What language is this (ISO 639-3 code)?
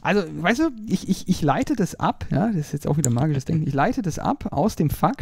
deu